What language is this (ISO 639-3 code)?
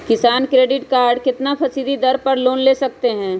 mag